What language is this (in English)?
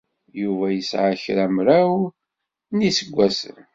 Kabyle